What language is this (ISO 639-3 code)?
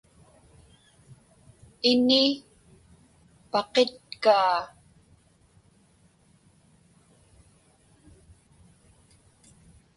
ipk